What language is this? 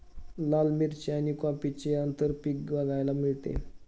Marathi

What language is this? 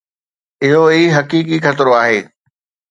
Sindhi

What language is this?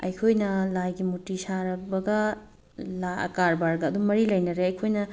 Manipuri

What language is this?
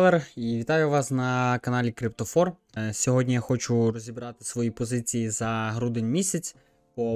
Ukrainian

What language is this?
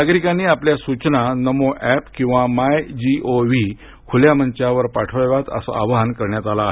Marathi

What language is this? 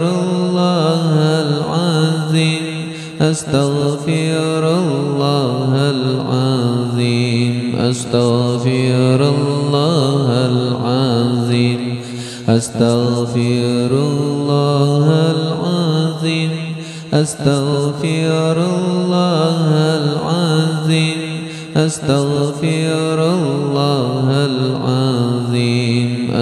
Arabic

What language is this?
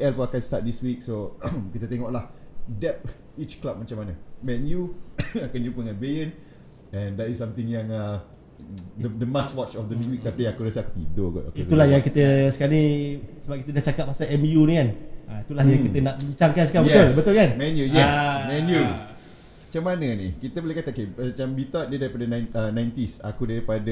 Malay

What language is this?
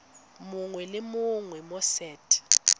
Tswana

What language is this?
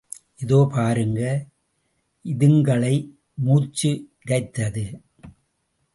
Tamil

